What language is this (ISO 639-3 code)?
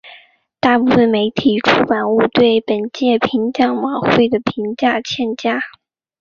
zho